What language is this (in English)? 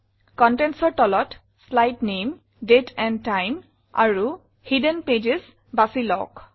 Assamese